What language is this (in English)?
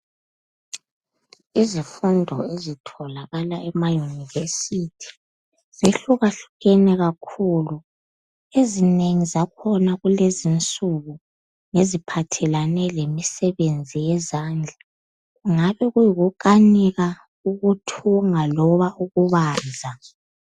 North Ndebele